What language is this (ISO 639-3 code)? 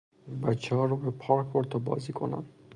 fas